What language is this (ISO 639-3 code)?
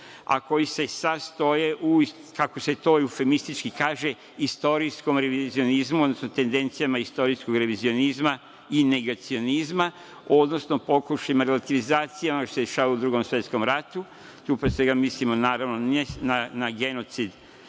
srp